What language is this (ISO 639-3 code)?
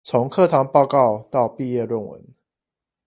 zho